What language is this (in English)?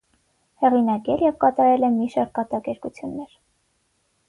Armenian